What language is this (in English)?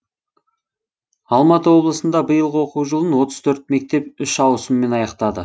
Kazakh